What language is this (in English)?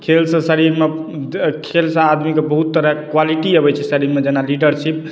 Maithili